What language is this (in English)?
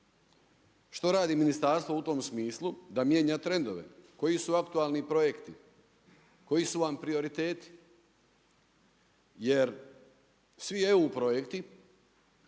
Croatian